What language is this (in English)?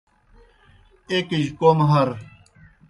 Kohistani Shina